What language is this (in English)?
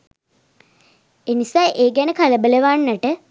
Sinhala